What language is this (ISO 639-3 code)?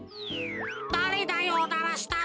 jpn